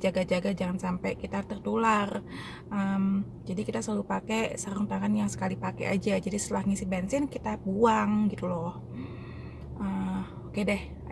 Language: Indonesian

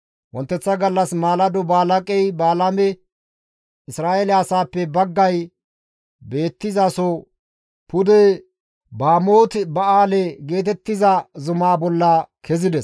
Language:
Gamo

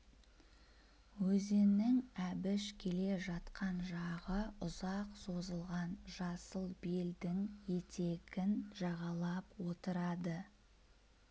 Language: Kazakh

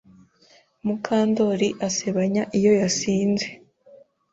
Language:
Kinyarwanda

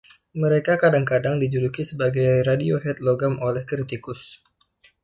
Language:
Indonesian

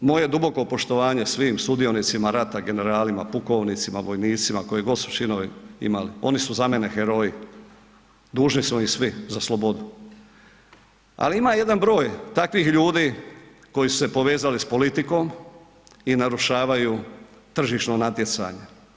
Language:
Croatian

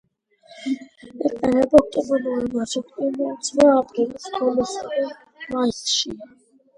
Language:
Georgian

